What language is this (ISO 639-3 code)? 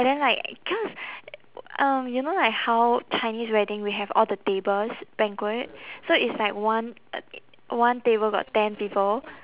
eng